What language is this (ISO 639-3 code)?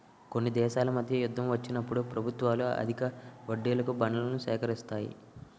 tel